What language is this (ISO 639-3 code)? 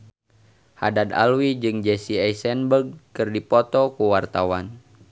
sun